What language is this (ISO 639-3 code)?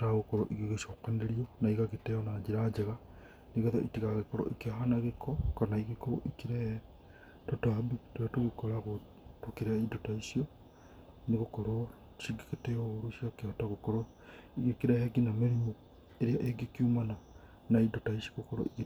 kik